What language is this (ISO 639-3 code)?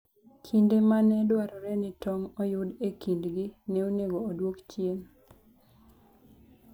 luo